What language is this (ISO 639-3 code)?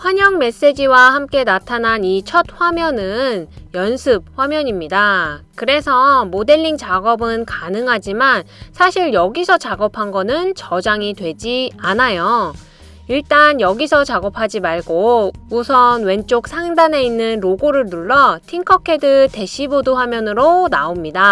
kor